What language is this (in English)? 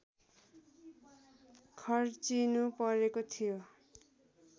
Nepali